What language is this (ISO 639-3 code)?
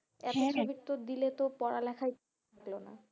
ben